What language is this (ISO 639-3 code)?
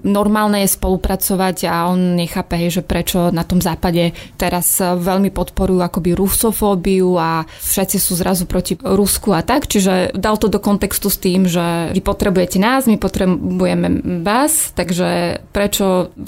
slk